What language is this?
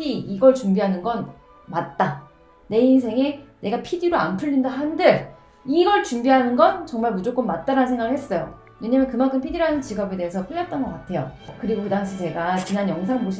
Korean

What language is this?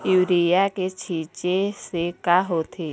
Chhattisgarhi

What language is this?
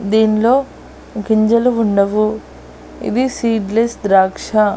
Telugu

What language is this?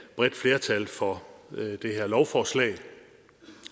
Danish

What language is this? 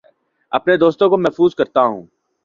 Urdu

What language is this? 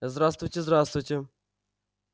Russian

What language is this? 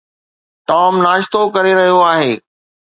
Sindhi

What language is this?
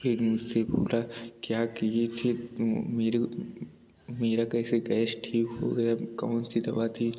Hindi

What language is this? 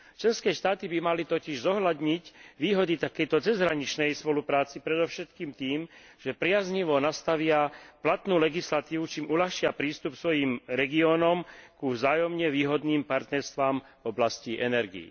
Slovak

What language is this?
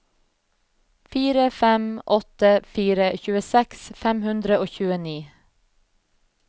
Norwegian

